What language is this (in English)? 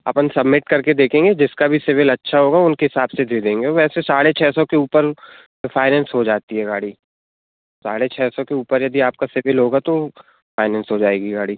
Hindi